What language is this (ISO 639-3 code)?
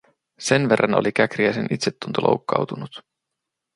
fin